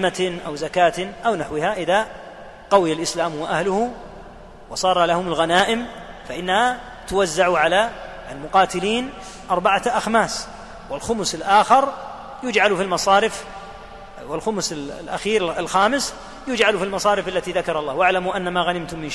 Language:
Arabic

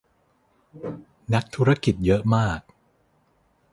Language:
Thai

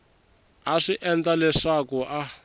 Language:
Tsonga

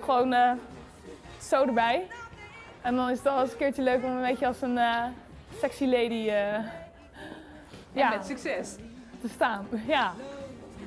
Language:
Dutch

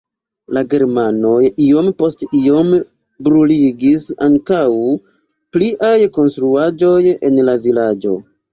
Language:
Esperanto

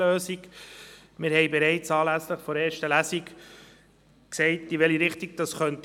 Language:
Swiss German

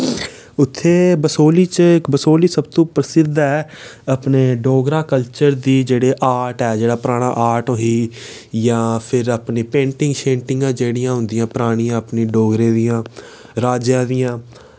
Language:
Dogri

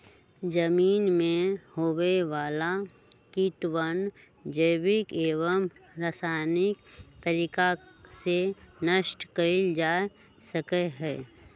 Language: Magahi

